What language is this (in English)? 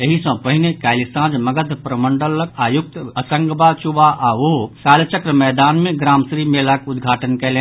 Maithili